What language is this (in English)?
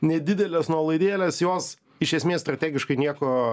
Lithuanian